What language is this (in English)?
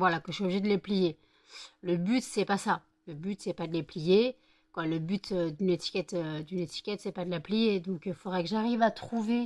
French